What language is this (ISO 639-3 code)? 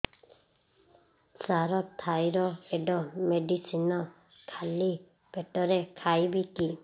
ori